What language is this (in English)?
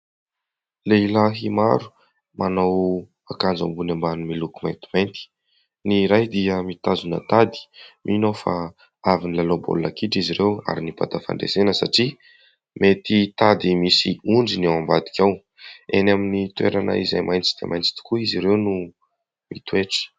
Malagasy